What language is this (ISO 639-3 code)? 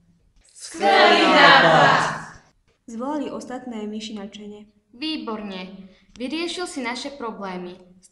slk